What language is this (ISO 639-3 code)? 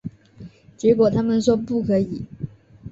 zho